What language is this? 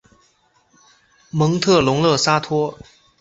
Chinese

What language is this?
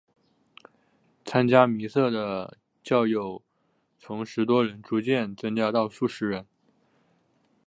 Chinese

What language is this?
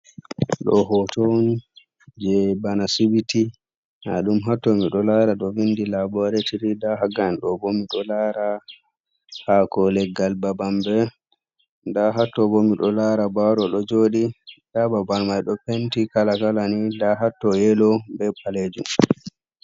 Fula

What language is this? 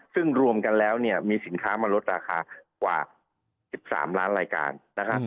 Thai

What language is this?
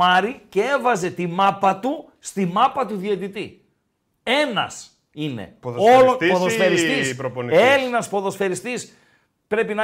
Greek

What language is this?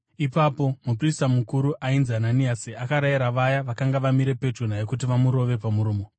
Shona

